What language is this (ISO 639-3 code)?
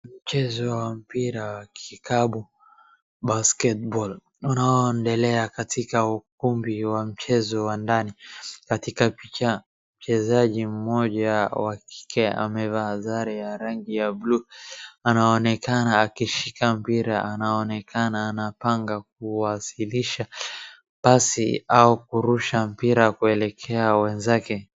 swa